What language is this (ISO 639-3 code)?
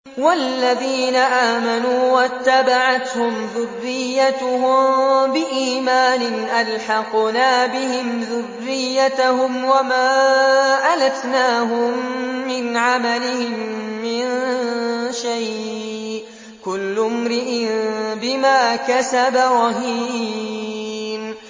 ara